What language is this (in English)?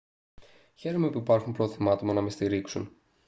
Greek